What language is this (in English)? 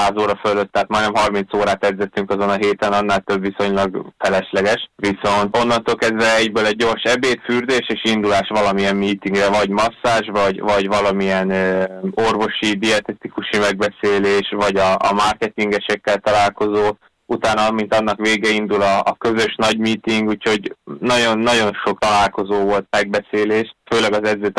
Hungarian